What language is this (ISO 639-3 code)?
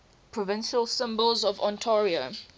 eng